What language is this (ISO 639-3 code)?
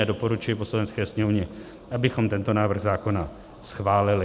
ces